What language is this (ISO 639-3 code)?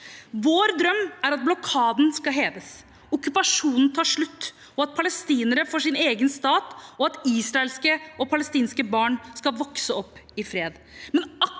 nor